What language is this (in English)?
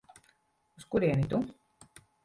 Latvian